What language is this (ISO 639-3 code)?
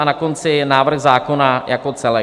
ces